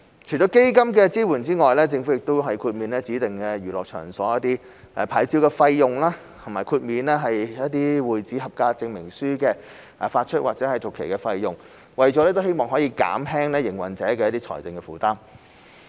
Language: Cantonese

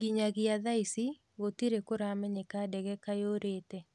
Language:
Kikuyu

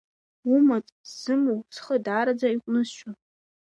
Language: Abkhazian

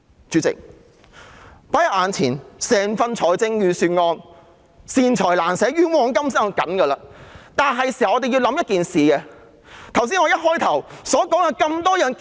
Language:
Cantonese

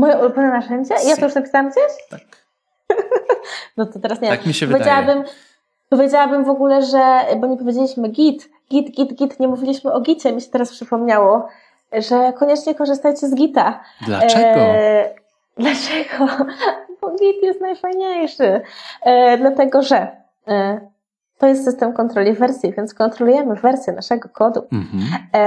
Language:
Polish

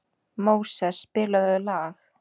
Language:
Icelandic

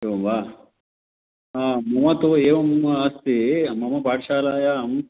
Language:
Sanskrit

